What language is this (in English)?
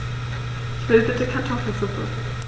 German